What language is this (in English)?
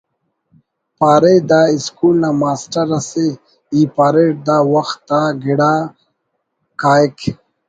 Brahui